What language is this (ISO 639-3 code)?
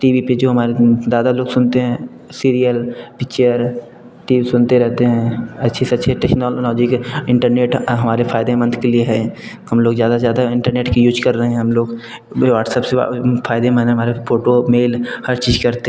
hin